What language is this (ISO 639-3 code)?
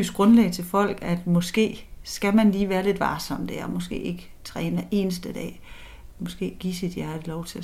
dan